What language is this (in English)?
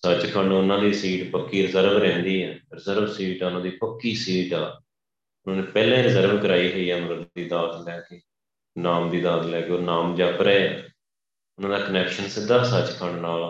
Punjabi